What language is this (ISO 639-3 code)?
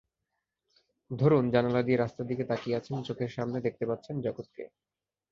ben